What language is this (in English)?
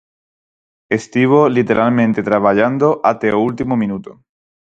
Galician